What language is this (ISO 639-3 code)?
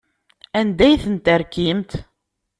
kab